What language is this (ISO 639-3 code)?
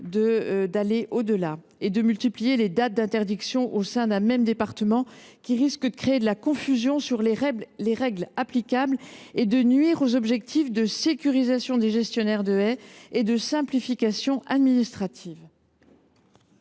fra